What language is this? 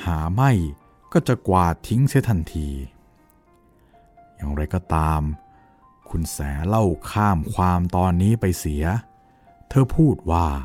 Thai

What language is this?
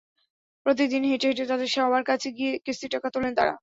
Bangla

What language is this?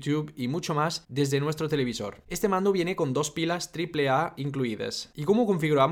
Spanish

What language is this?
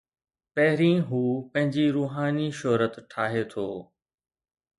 Sindhi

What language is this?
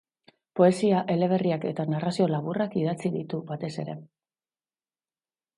Basque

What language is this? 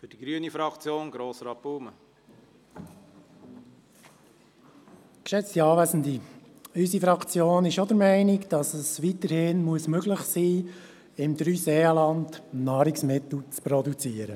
Swiss German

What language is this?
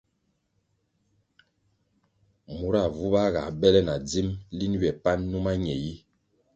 Kwasio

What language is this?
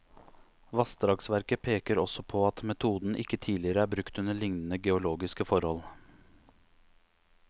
Norwegian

